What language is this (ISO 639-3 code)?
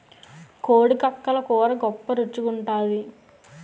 tel